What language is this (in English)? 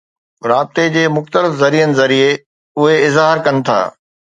Sindhi